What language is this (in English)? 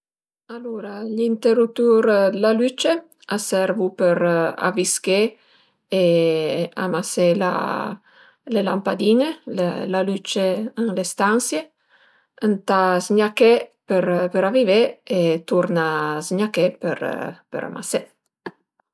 Piedmontese